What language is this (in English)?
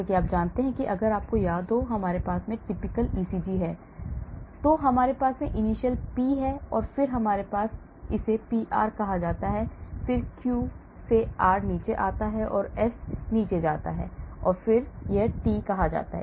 Hindi